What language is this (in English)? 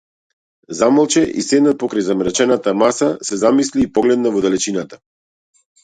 Macedonian